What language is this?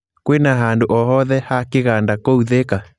Kikuyu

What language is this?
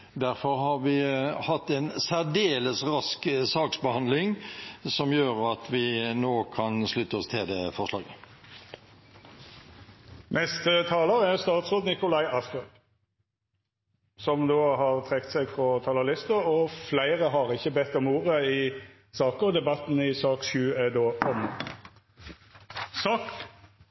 Norwegian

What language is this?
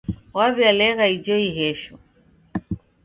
Taita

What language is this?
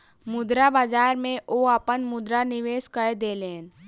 Maithili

